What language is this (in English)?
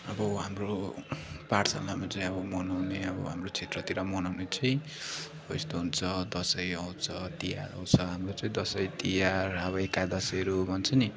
Nepali